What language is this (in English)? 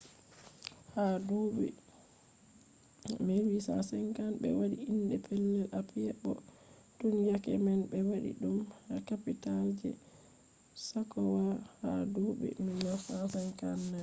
Fula